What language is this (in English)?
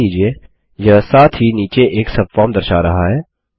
Hindi